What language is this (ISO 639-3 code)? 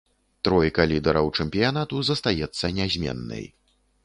bel